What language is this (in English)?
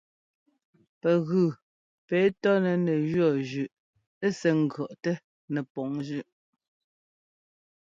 Ngomba